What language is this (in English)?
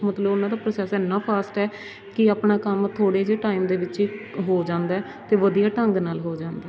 Punjabi